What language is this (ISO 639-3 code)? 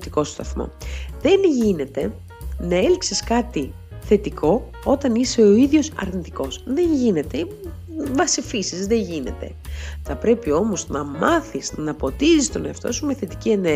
ell